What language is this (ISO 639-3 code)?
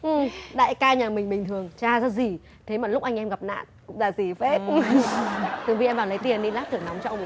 vie